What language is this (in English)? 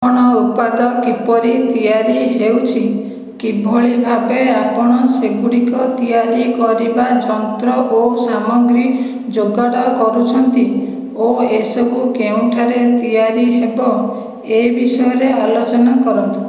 Odia